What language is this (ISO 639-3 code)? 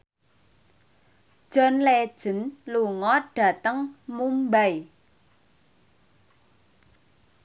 jav